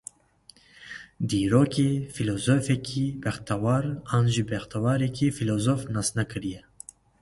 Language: Kurdish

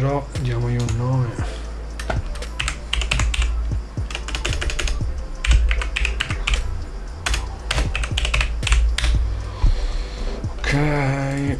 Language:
Italian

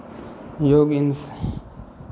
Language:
Maithili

